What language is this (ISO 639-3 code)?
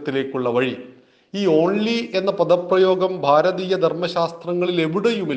mal